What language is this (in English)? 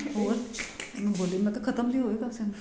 Punjabi